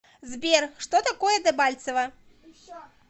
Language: Russian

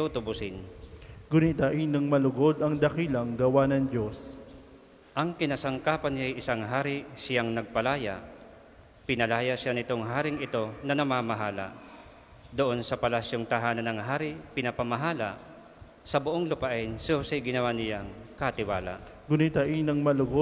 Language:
Filipino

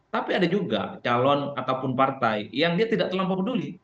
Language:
Indonesian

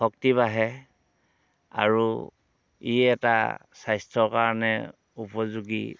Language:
Assamese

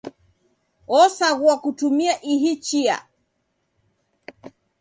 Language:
Taita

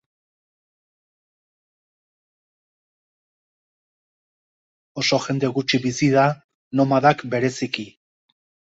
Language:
Basque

